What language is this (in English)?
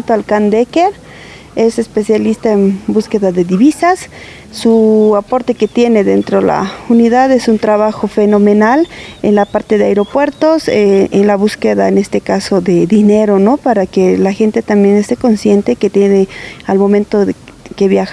Spanish